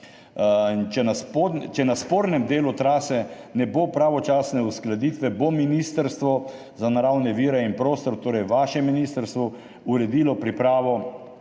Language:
Slovenian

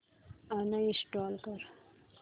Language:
Marathi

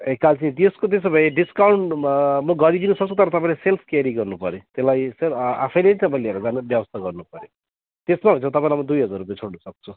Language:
Nepali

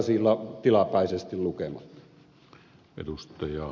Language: Finnish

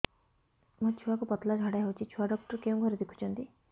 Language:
Odia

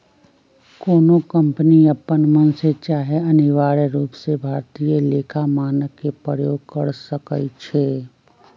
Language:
Magahi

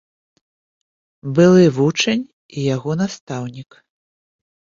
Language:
Belarusian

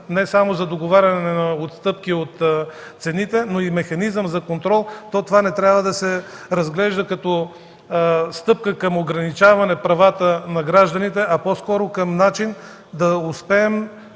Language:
Bulgarian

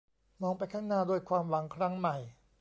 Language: Thai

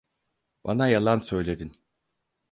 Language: Turkish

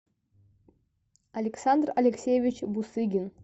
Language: Russian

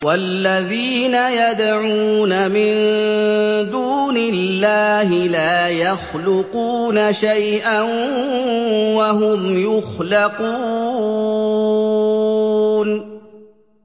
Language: Arabic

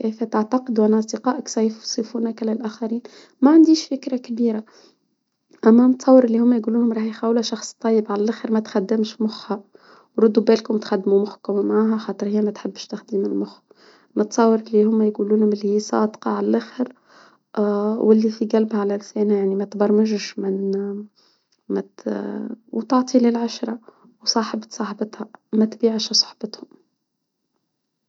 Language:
Tunisian Arabic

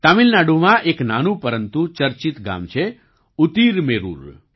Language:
Gujarati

